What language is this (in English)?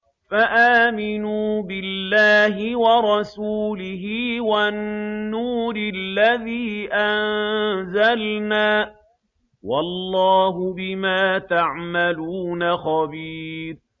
Arabic